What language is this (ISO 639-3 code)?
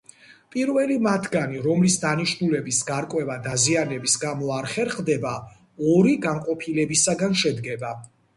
kat